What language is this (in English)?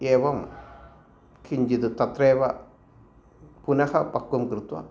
Sanskrit